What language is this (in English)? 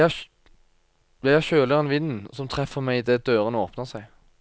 Norwegian